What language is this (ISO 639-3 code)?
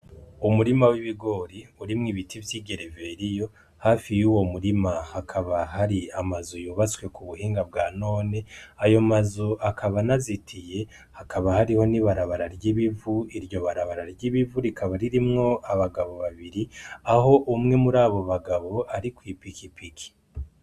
run